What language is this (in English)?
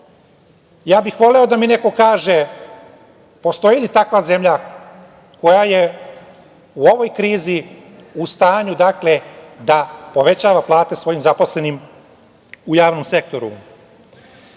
Serbian